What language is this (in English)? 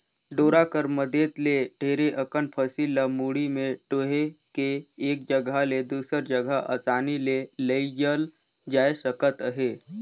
Chhattisgarhi